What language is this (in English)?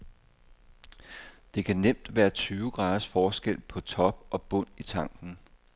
Danish